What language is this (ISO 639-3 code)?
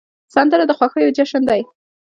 pus